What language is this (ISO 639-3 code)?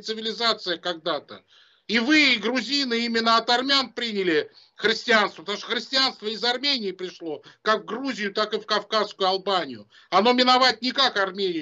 rus